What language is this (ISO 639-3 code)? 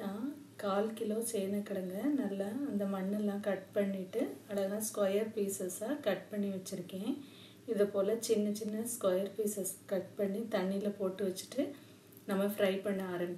hin